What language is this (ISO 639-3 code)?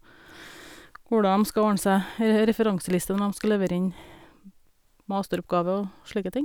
nor